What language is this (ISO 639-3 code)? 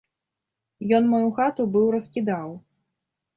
bel